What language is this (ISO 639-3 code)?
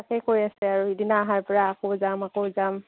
asm